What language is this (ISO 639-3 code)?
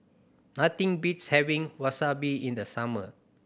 eng